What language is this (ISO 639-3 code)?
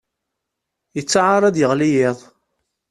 kab